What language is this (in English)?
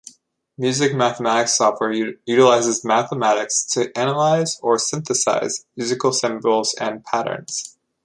English